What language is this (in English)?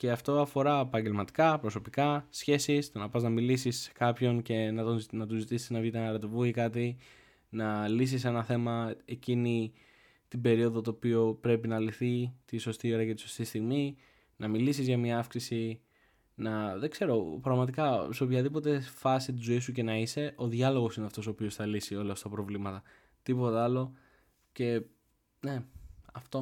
Greek